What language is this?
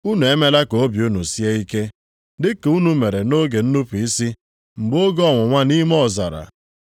Igbo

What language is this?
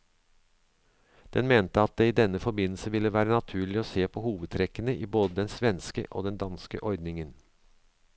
Norwegian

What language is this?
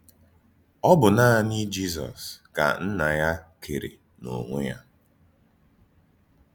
Igbo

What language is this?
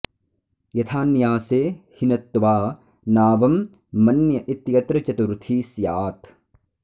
Sanskrit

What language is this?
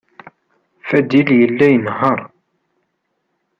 Kabyle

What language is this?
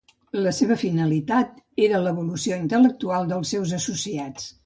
Catalan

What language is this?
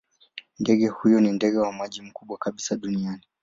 Swahili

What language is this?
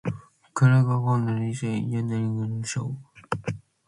Manx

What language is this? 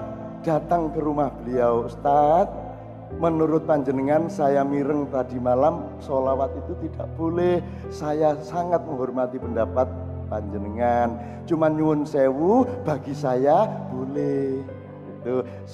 Indonesian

